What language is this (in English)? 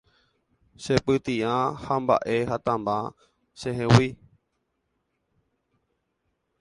Guarani